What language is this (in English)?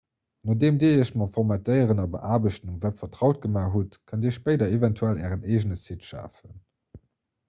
Luxembourgish